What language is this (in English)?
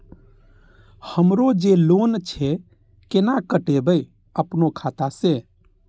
Maithili